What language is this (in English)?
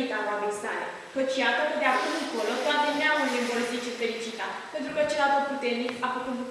Romanian